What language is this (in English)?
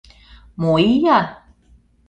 Mari